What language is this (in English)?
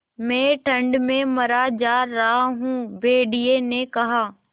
Hindi